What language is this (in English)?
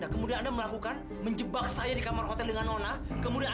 Indonesian